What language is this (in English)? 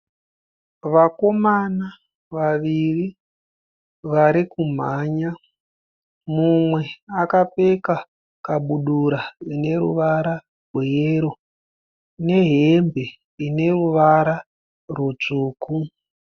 Shona